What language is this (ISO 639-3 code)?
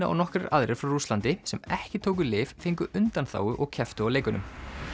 isl